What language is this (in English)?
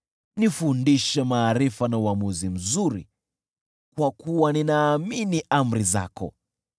Swahili